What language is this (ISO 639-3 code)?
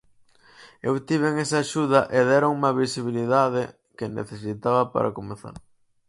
glg